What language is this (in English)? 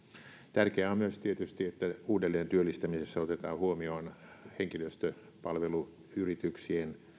Finnish